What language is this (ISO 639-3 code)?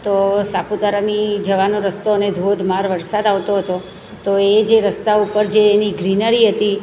guj